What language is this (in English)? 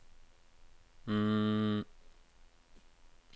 Norwegian